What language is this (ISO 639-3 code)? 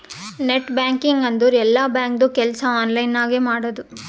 kan